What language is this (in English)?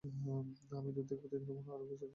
Bangla